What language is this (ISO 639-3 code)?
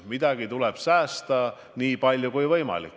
est